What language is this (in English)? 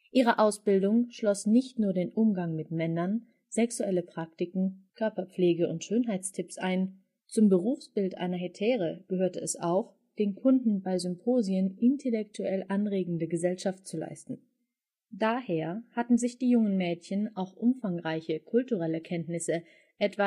German